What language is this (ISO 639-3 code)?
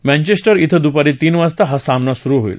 mar